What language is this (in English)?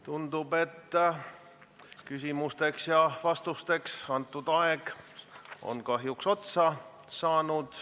Estonian